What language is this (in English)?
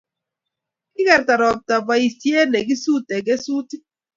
Kalenjin